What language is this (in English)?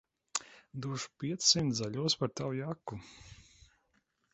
Latvian